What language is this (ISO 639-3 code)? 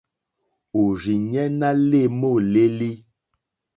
bri